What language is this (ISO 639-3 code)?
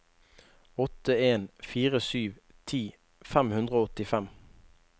nor